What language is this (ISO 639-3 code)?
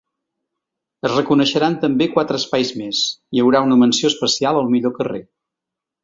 cat